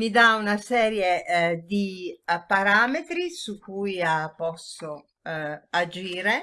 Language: Italian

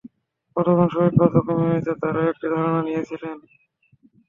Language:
Bangla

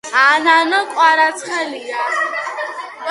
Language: Georgian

